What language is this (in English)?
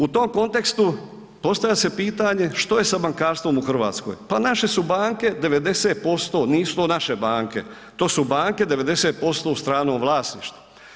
Croatian